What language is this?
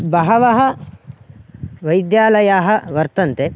Sanskrit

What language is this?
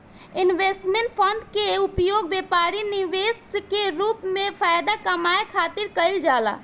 Bhojpuri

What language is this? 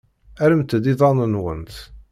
Kabyle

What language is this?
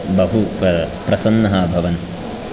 Sanskrit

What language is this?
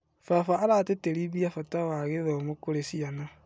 Kikuyu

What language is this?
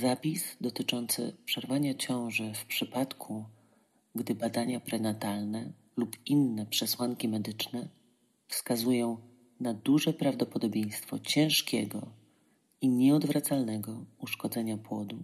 Polish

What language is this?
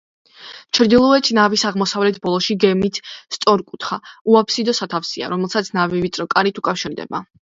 Georgian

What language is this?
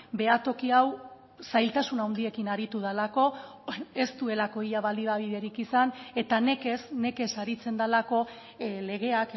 Basque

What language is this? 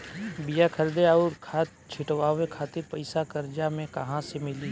Bhojpuri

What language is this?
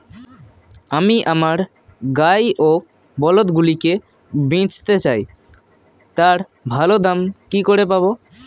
Bangla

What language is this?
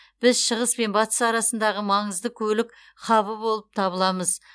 Kazakh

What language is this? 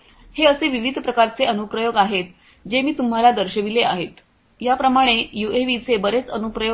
Marathi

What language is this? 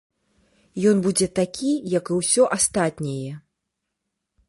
Belarusian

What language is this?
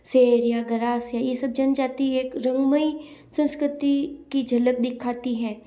Hindi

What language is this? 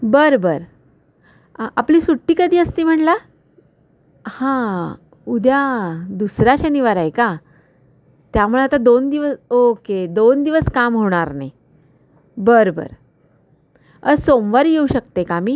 Marathi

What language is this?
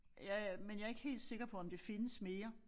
Danish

